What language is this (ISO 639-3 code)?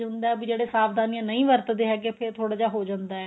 pan